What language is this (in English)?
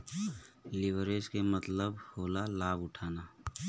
Bhojpuri